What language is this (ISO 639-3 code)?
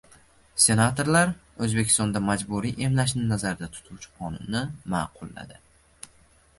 uzb